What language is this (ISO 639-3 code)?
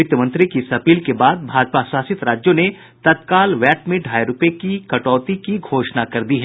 hin